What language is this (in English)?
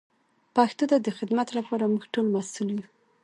Pashto